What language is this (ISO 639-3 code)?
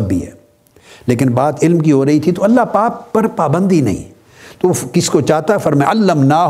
urd